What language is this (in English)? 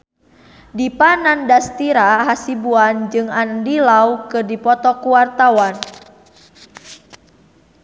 Sundanese